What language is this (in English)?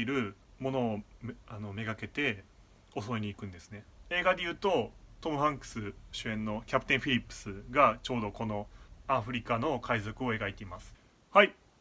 Japanese